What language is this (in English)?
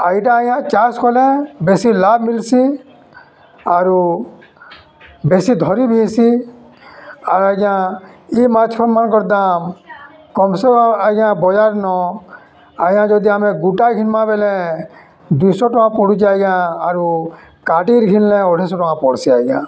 Odia